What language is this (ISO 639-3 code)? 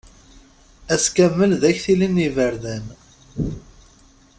kab